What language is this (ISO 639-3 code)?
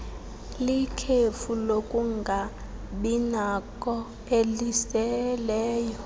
xho